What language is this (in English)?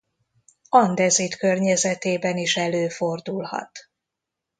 Hungarian